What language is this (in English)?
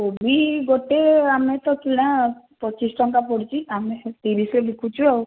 Odia